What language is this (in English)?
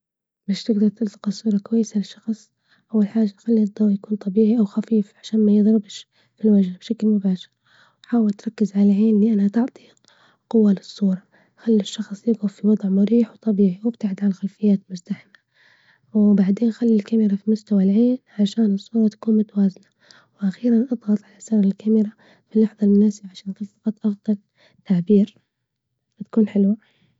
Libyan Arabic